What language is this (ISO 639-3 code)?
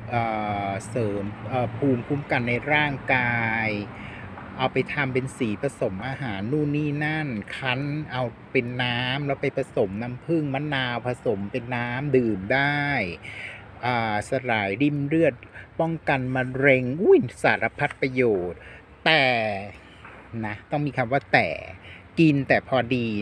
tha